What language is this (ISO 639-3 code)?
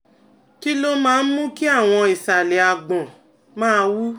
yor